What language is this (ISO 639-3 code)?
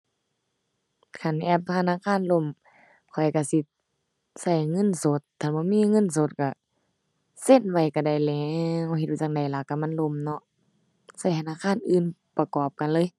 tha